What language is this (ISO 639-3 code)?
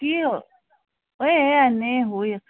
asm